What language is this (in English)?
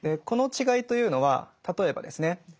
Japanese